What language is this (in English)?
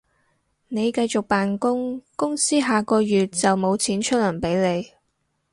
Cantonese